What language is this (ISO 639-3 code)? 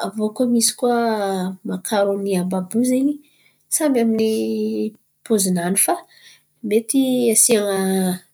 xmv